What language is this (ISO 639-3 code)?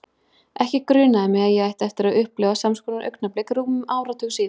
isl